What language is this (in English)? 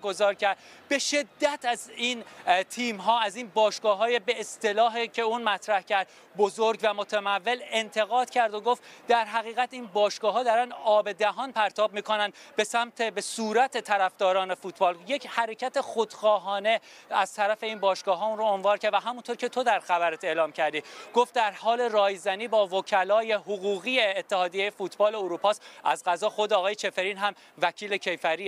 Persian